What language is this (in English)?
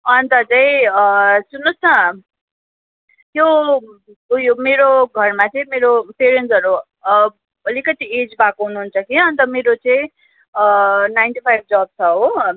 Nepali